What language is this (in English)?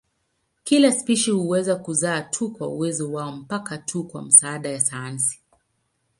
Swahili